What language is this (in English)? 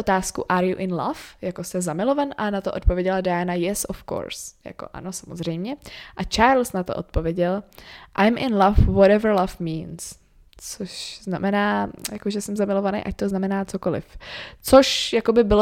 Czech